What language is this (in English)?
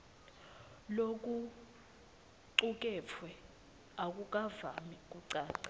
Swati